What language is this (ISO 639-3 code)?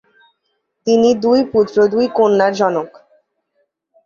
ben